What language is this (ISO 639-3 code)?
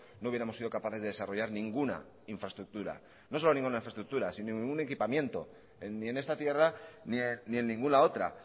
spa